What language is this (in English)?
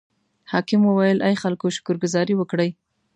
Pashto